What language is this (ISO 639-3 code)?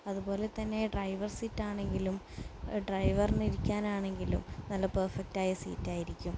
mal